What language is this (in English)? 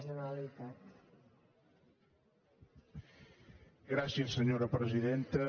Catalan